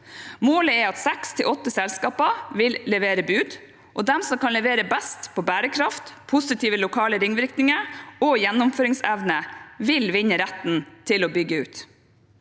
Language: Norwegian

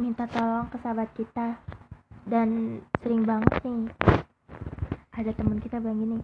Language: Indonesian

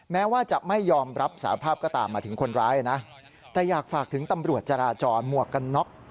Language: Thai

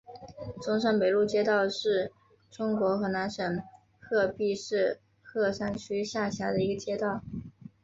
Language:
Chinese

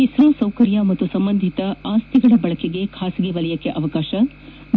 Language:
Kannada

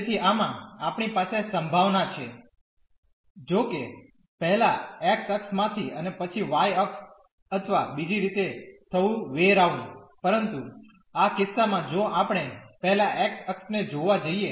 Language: Gujarati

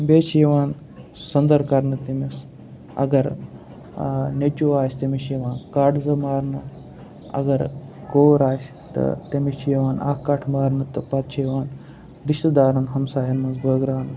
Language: Kashmiri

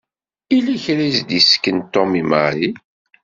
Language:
Kabyle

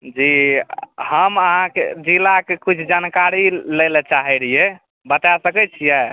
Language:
Maithili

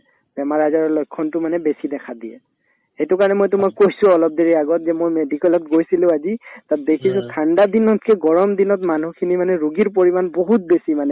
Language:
Assamese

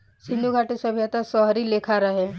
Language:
Bhojpuri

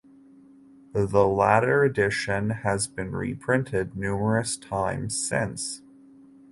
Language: English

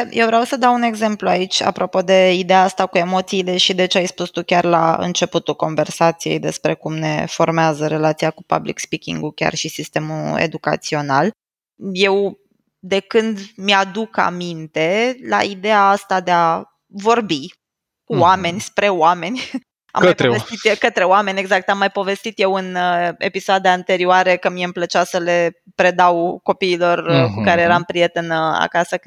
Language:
Romanian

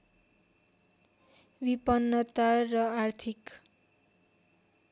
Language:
Nepali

